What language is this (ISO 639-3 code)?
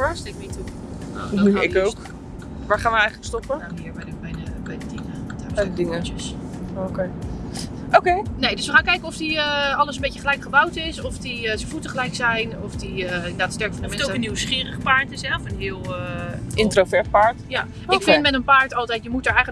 nld